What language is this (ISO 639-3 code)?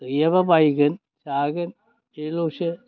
brx